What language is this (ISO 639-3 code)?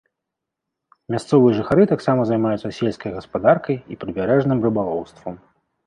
bel